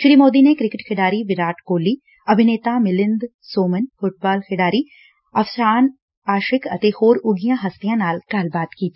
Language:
Punjabi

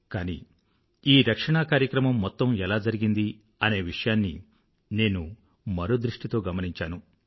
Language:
Telugu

